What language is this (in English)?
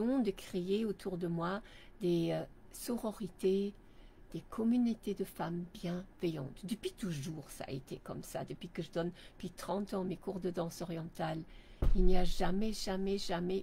French